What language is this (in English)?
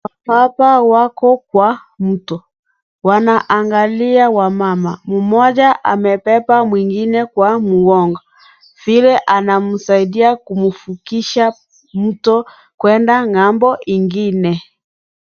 Swahili